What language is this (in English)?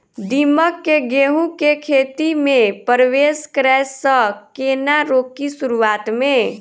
Maithili